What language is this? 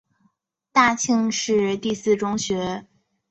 Chinese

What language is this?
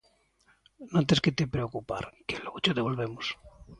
Galician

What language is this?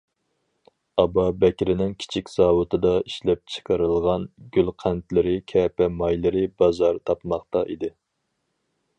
Uyghur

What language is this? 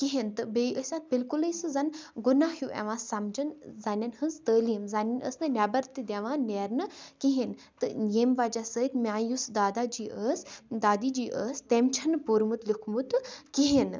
Kashmiri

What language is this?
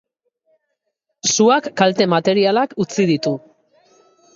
Basque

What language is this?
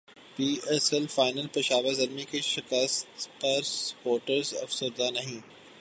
Urdu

